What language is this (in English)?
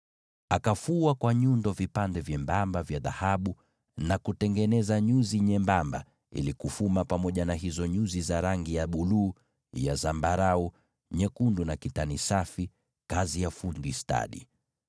Swahili